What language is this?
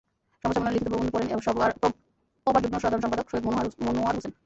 Bangla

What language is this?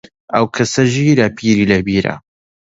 Central Kurdish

